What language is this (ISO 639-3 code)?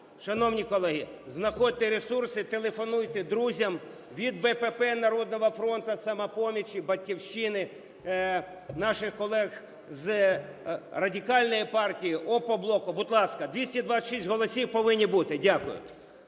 ukr